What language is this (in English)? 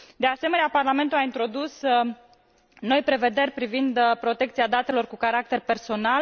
Romanian